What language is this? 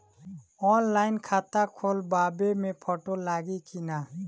Bhojpuri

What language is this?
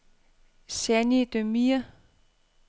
Danish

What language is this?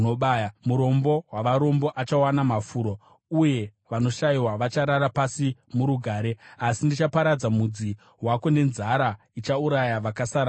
Shona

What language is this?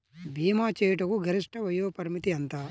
Telugu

